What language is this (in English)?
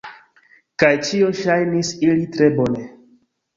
Esperanto